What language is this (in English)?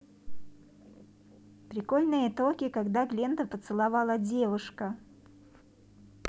Russian